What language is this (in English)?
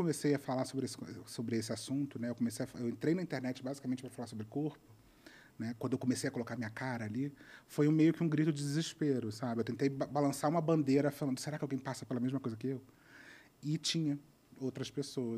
Portuguese